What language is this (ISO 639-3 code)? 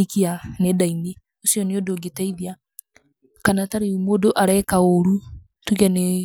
kik